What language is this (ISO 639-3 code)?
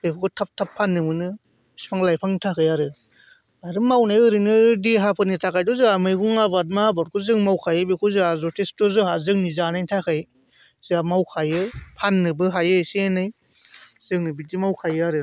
brx